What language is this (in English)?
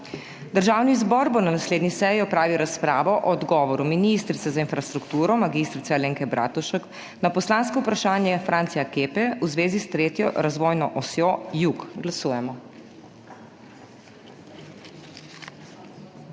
Slovenian